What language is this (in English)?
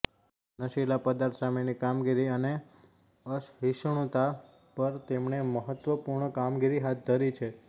Gujarati